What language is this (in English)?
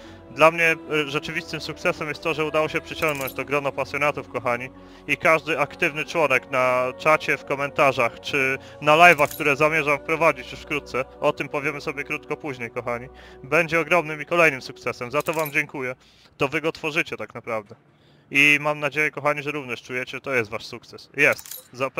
Polish